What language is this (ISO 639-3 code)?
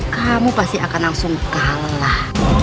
ind